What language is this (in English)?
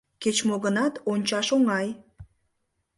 Mari